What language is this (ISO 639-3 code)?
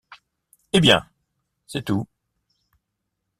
fra